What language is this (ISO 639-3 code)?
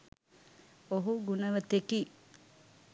sin